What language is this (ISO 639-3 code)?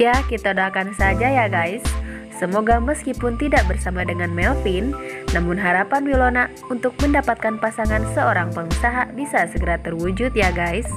ind